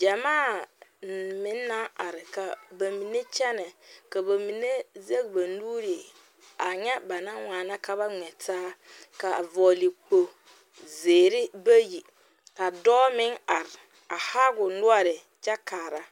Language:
Southern Dagaare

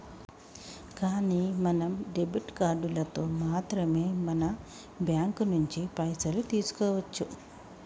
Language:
Telugu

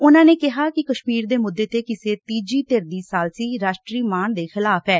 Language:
Punjabi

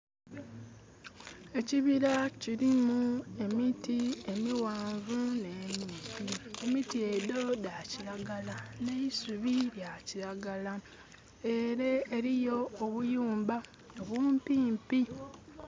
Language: Soga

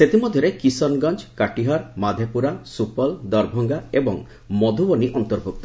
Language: Odia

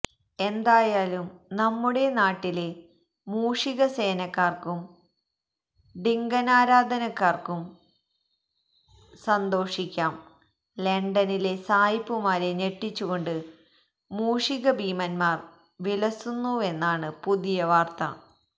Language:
Malayalam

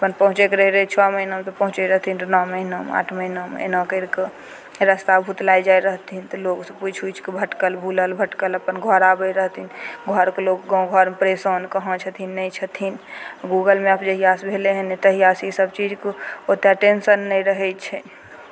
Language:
Maithili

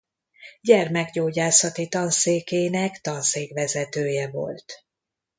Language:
Hungarian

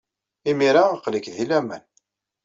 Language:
Kabyle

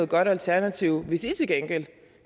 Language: Danish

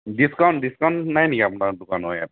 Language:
Assamese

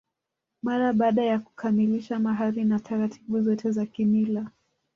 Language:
Swahili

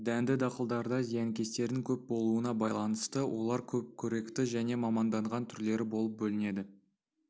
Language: Kazakh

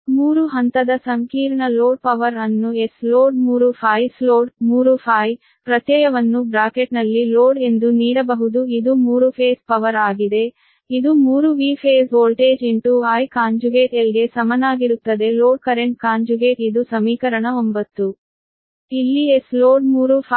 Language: Kannada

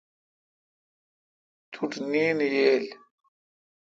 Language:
Kalkoti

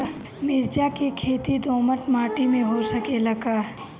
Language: Bhojpuri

